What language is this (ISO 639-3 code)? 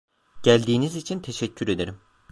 tur